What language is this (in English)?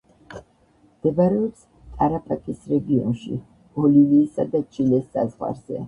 Georgian